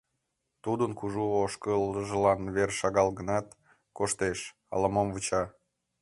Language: Mari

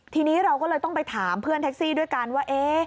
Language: Thai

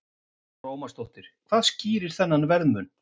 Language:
Icelandic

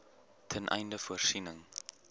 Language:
Afrikaans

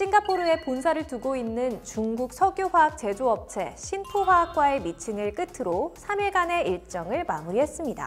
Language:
Korean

